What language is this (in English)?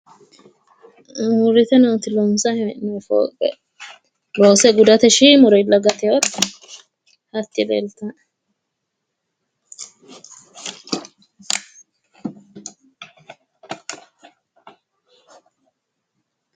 Sidamo